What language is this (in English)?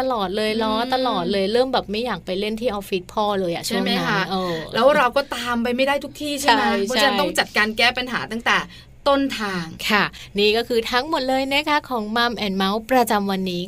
Thai